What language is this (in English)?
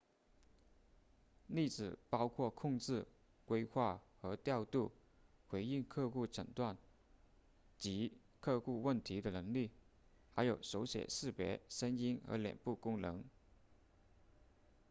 Chinese